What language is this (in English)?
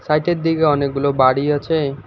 Bangla